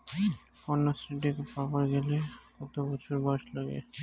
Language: Bangla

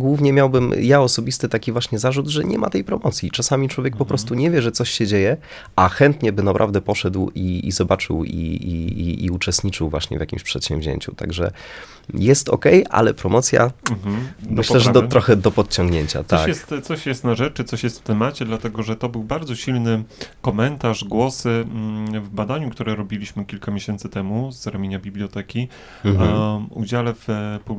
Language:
Polish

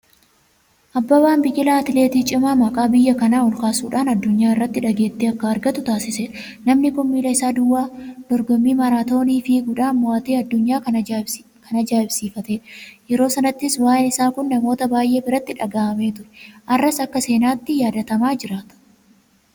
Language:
Oromo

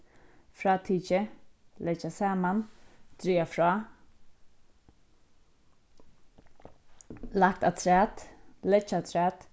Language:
Faroese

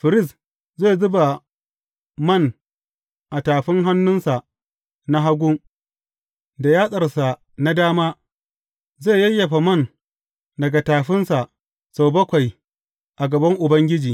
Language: Hausa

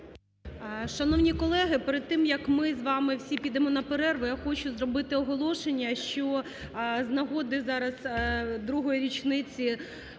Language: Ukrainian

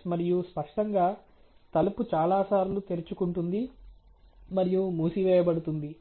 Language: Telugu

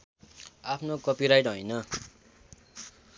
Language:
Nepali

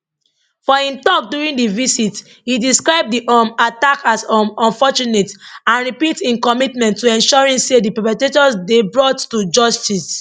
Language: Nigerian Pidgin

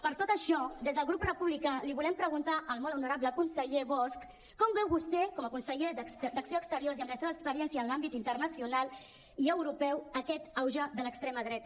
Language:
Catalan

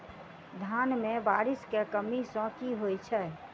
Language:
Maithili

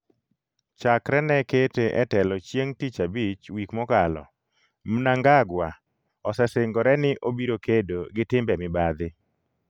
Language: Luo (Kenya and Tanzania)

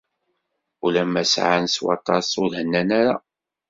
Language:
Kabyle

